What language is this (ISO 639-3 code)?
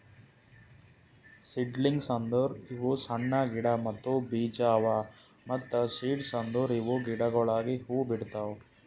kan